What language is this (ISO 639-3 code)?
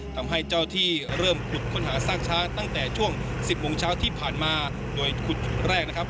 tha